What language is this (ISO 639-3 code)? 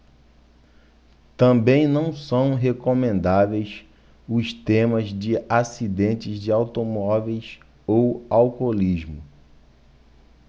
por